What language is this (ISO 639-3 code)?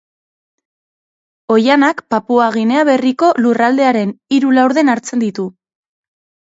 eus